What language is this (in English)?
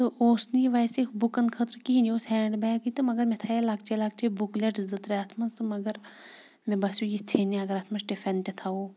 Kashmiri